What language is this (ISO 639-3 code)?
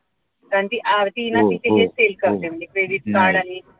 mar